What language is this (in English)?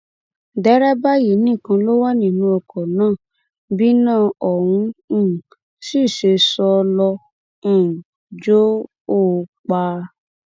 Yoruba